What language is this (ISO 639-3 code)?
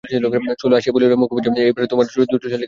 ben